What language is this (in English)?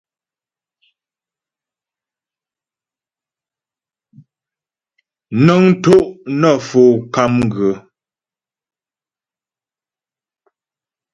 Ghomala